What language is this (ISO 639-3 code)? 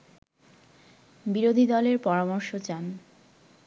ben